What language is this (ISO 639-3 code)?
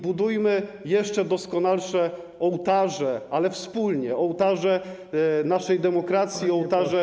pol